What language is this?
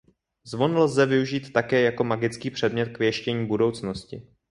Czech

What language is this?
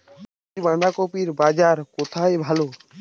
Bangla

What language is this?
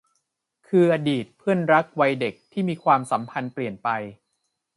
Thai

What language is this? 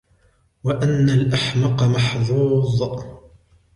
Arabic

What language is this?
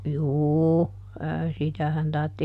Finnish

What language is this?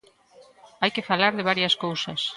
Galician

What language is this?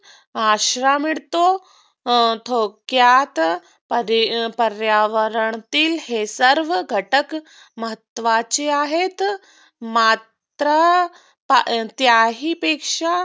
Marathi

